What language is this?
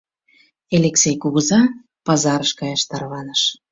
Mari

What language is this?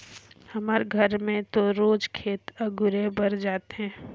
Chhattisgarhi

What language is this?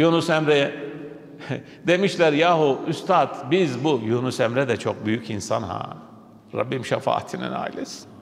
Turkish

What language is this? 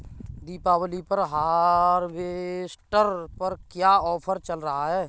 Hindi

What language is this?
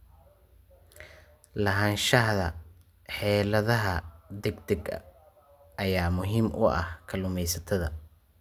Somali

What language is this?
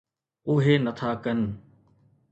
Sindhi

